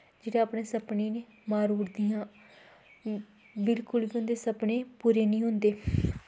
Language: Dogri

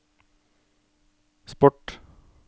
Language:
Norwegian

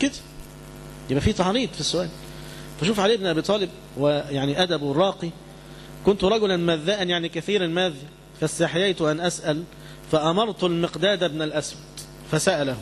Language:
Arabic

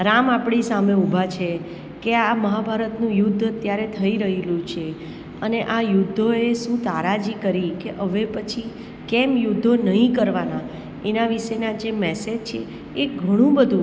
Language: Gujarati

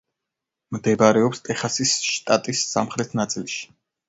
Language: Georgian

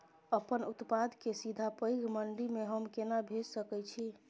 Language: Maithili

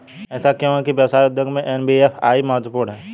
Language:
Hindi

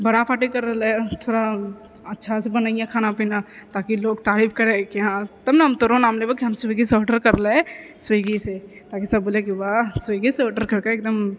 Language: Maithili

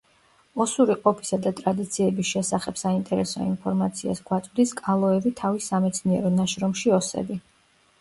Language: Georgian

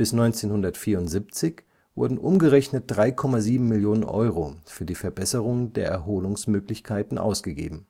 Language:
German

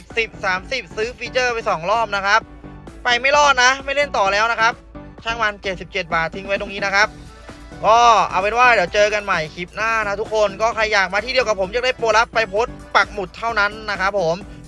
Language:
Thai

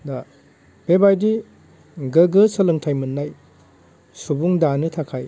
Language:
Bodo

